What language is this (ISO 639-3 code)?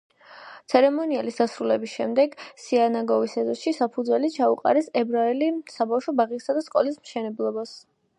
kat